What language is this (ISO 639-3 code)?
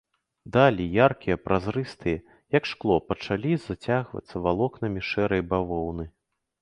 bel